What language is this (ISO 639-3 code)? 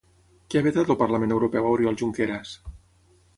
cat